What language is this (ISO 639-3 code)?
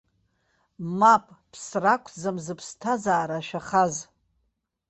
abk